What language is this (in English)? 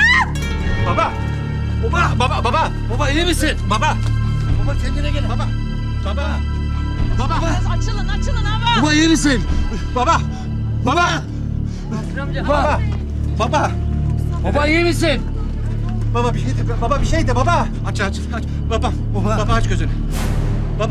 Turkish